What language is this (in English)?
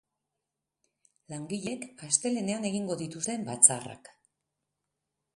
Basque